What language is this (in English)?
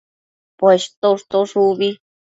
Matsés